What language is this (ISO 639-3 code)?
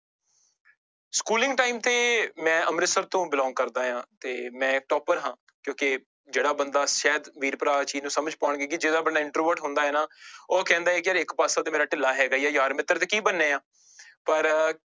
pan